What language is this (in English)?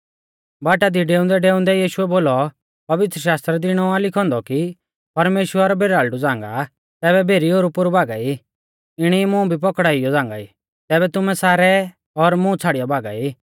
Mahasu Pahari